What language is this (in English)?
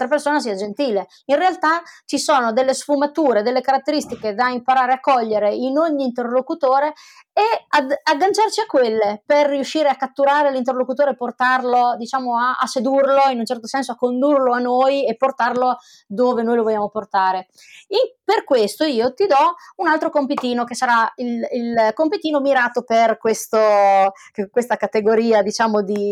Italian